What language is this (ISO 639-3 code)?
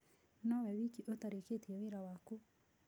kik